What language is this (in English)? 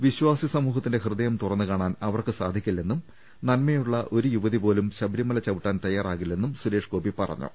Malayalam